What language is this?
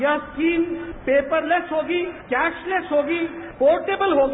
Hindi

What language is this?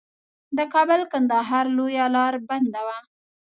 Pashto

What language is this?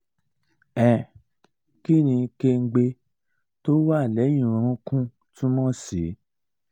Yoruba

